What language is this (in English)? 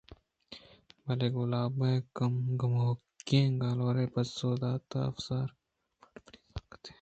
Eastern Balochi